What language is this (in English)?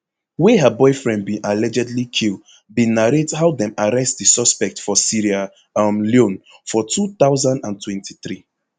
Nigerian Pidgin